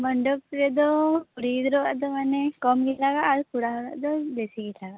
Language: Santali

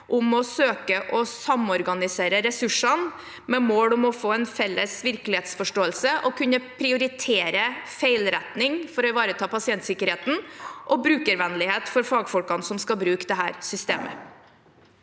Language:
Norwegian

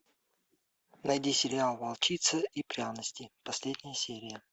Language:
Russian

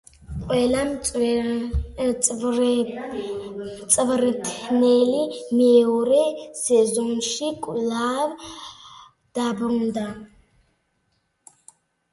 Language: Georgian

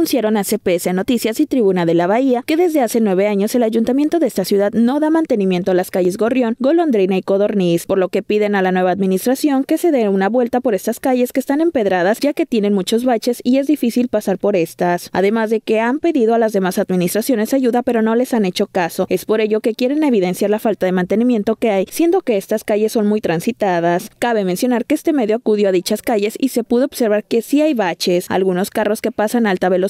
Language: Spanish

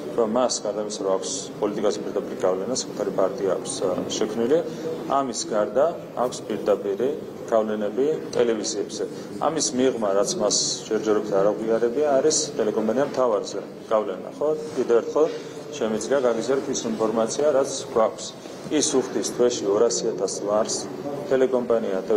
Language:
Romanian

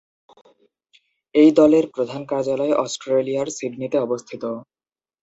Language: Bangla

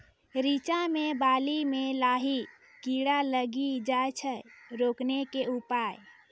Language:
Maithili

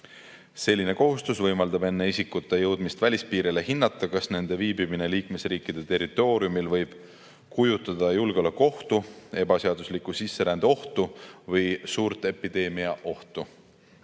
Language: Estonian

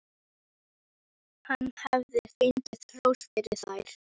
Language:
Icelandic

